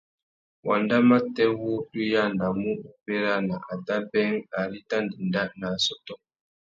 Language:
Tuki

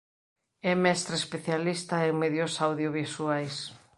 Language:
Galician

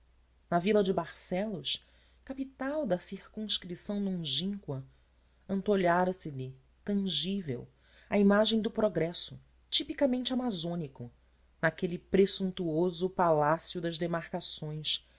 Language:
Portuguese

